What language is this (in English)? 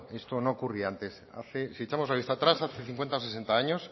Spanish